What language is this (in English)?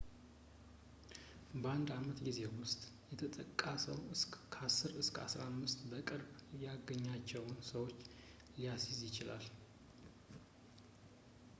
Amharic